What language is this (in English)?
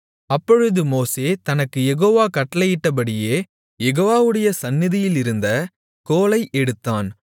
Tamil